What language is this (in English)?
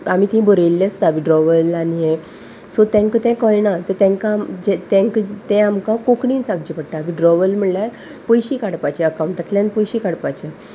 Konkani